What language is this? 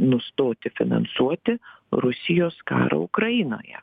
Lithuanian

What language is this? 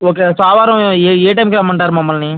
Telugu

